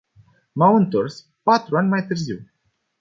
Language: Romanian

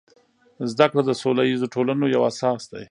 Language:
Pashto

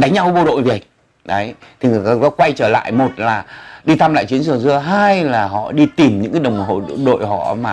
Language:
Vietnamese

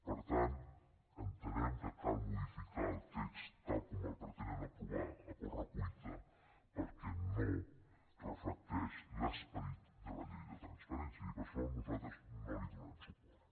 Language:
Catalan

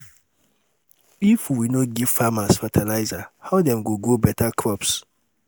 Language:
Nigerian Pidgin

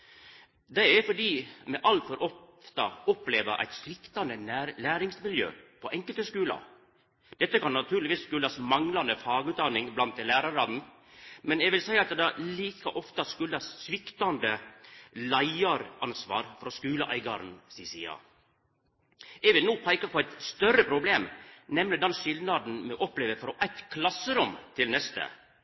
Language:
Norwegian Nynorsk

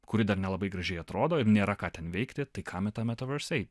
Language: Lithuanian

